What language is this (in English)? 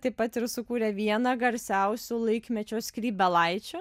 Lithuanian